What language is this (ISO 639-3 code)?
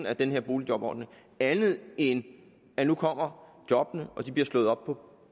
dan